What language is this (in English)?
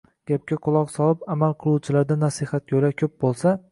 Uzbek